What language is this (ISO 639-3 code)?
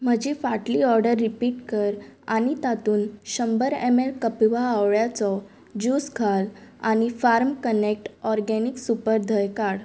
kok